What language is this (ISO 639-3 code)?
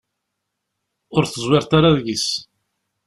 kab